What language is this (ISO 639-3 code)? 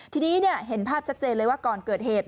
tha